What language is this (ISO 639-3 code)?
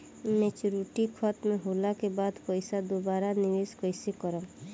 bho